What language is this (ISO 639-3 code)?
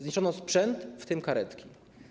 pol